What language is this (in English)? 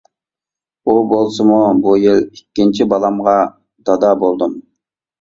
Uyghur